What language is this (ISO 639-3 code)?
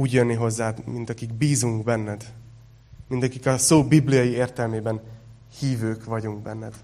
hun